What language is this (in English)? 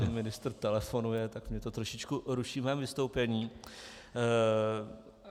Czech